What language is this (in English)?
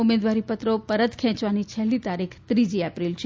Gujarati